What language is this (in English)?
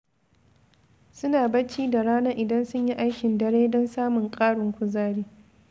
Hausa